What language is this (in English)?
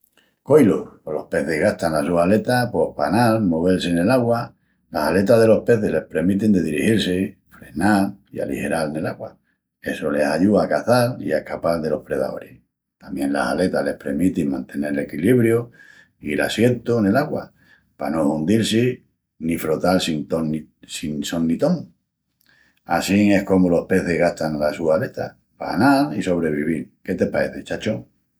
Extremaduran